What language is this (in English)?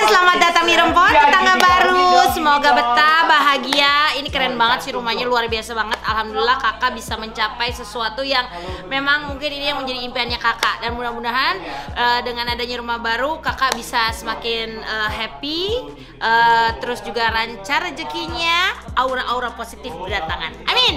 Indonesian